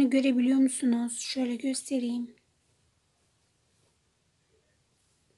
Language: Turkish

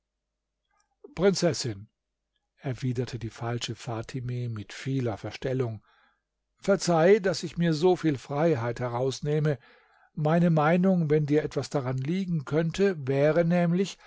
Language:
German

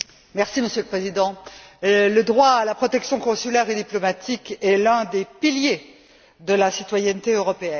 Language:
French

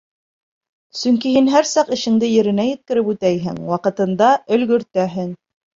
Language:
Bashkir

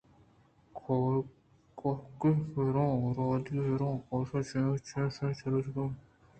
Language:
Eastern Balochi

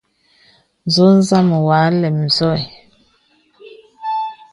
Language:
Bebele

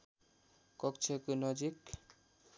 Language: Nepali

